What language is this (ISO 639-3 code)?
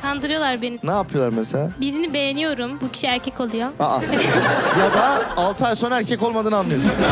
tur